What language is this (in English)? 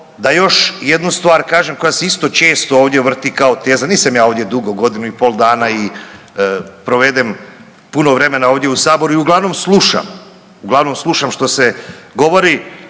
Croatian